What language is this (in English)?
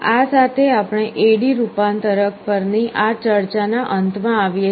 Gujarati